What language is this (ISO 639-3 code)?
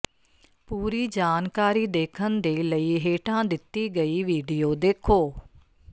pan